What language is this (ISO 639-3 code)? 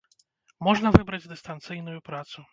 bel